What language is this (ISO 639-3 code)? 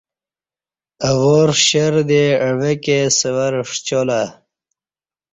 bsh